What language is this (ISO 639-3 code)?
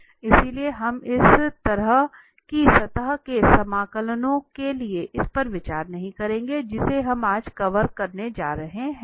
hin